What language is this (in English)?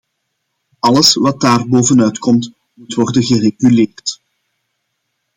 Dutch